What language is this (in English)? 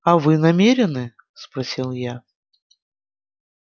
Russian